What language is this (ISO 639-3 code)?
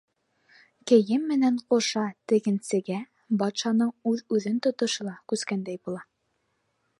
bak